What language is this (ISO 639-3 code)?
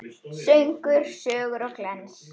isl